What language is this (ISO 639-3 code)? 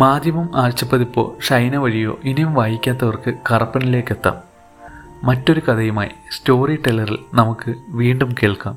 mal